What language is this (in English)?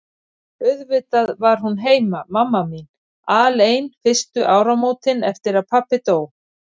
Icelandic